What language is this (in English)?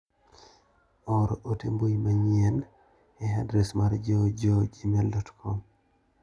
Luo (Kenya and Tanzania)